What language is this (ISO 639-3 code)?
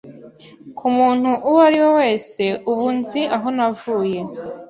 kin